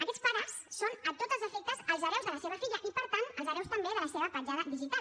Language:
Catalan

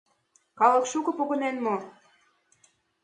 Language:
Mari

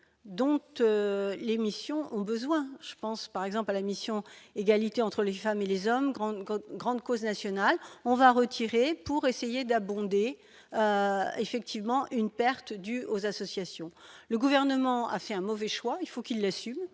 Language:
French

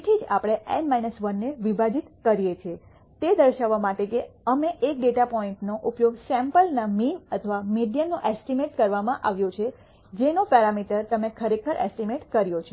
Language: Gujarati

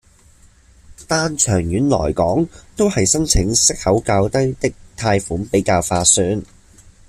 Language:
Cantonese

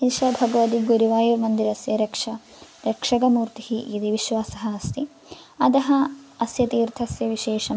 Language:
Sanskrit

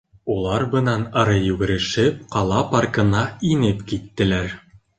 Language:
Bashkir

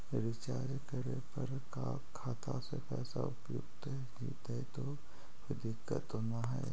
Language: Magahi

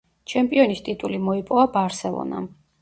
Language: Georgian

